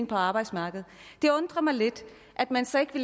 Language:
Danish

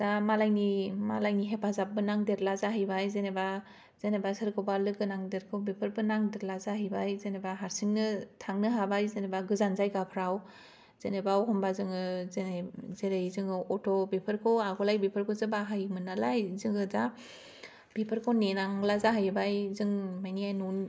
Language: Bodo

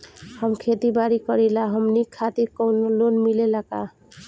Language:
Bhojpuri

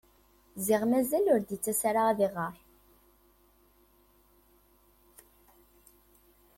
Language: Kabyle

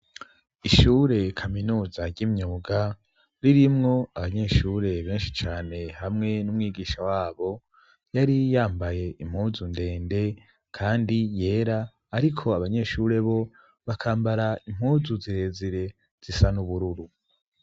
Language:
Rundi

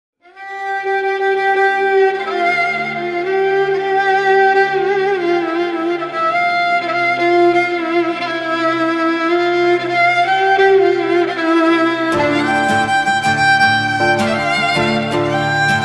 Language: Arabic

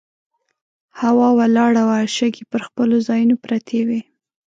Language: Pashto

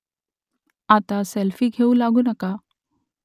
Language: Marathi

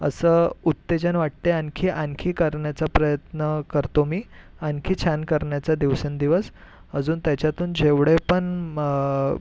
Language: Marathi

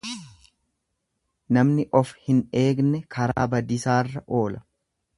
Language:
Oromo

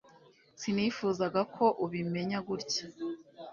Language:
Kinyarwanda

